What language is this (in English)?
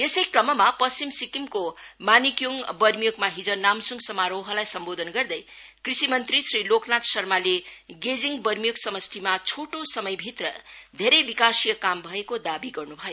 Nepali